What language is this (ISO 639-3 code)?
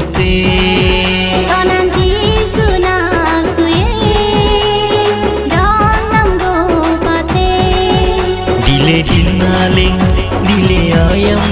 tur